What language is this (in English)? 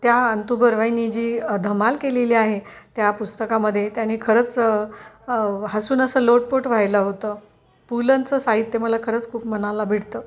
Marathi